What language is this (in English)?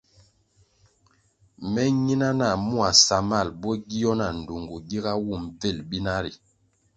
Kwasio